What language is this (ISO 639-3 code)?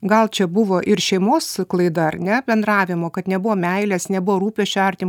lit